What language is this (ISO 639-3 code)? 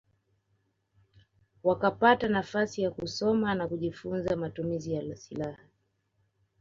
swa